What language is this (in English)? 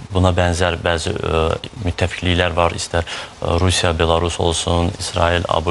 Turkish